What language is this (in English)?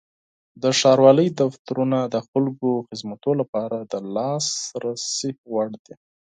Pashto